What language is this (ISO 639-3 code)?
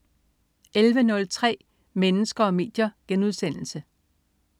dan